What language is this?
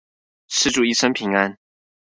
Chinese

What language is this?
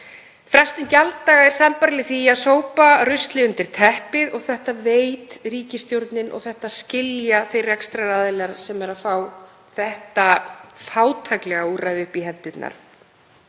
Icelandic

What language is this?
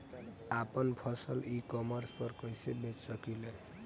Bhojpuri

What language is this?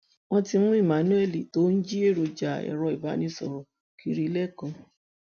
Yoruba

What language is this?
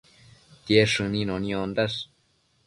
Matsés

